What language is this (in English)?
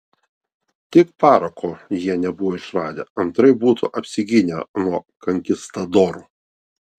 Lithuanian